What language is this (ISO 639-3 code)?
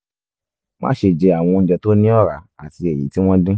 yor